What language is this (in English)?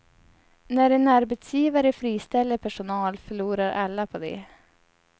Swedish